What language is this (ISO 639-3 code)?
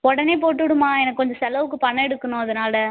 tam